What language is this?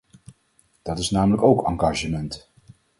Dutch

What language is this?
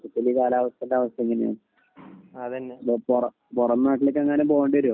Malayalam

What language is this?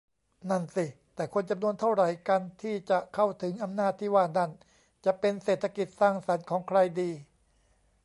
Thai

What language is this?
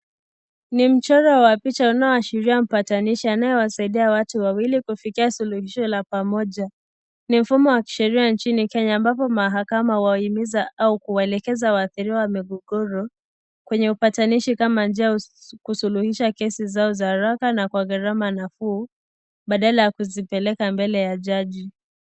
Swahili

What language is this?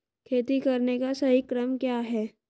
Hindi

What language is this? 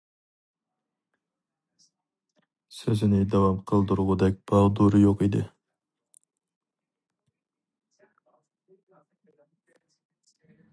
Uyghur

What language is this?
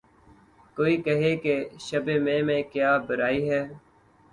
Urdu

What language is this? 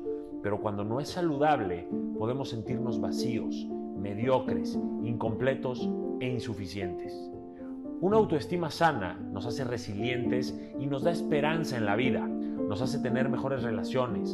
Spanish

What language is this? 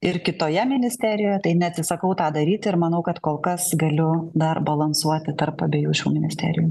Lithuanian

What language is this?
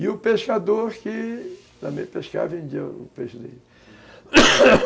Portuguese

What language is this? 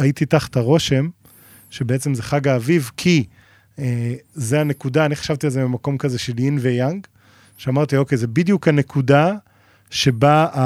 Hebrew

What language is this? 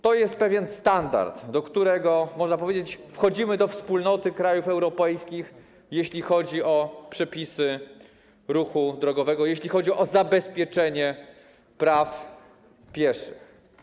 Polish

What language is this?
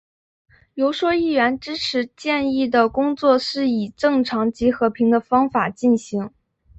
Chinese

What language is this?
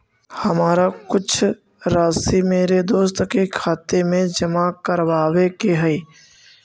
Magahi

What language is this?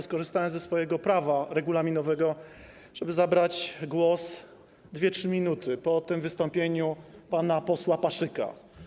Polish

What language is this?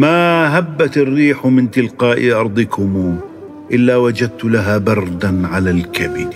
Arabic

